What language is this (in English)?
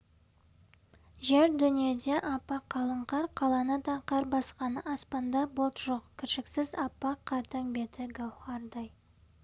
Kazakh